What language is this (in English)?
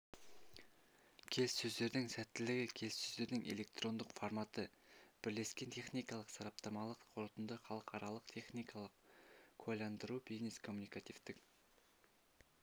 Kazakh